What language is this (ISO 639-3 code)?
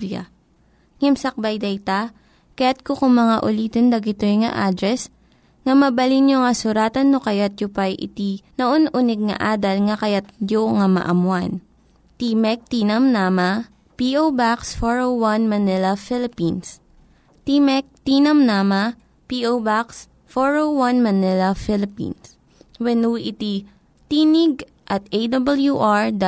fil